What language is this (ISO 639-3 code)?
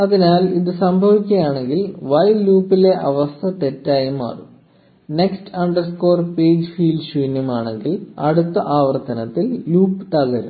mal